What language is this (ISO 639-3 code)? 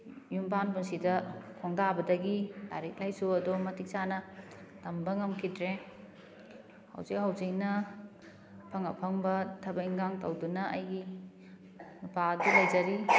mni